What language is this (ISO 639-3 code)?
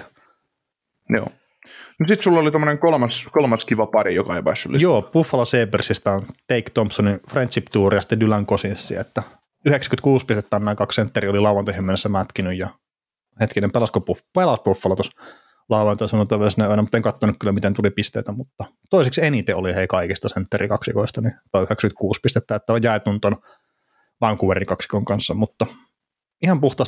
fin